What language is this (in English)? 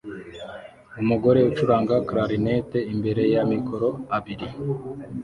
Kinyarwanda